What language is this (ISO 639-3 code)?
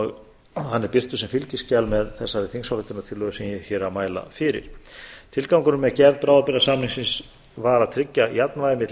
isl